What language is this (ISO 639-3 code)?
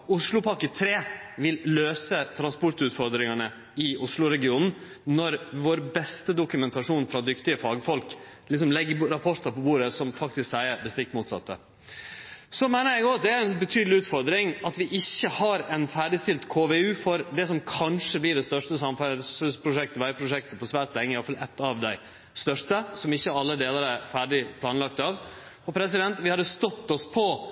nno